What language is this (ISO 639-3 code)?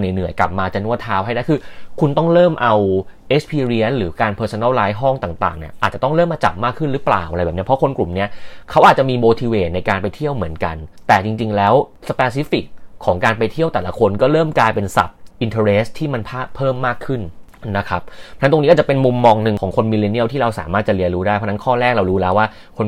tha